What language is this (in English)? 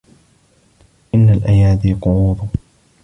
Arabic